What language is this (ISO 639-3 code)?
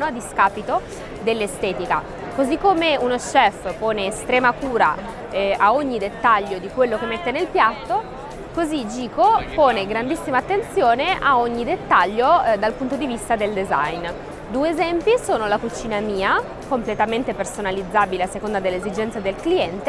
ita